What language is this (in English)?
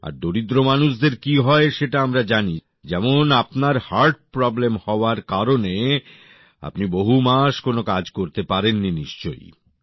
Bangla